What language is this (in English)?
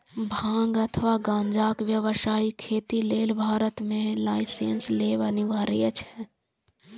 Maithili